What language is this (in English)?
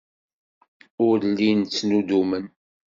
Kabyle